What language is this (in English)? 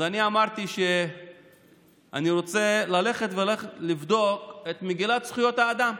Hebrew